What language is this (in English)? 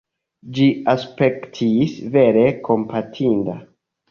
Esperanto